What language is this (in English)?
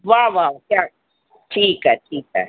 Sindhi